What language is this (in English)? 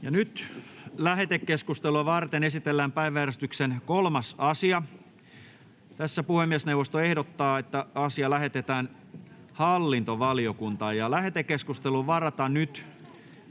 Finnish